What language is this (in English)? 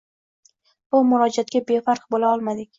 Uzbek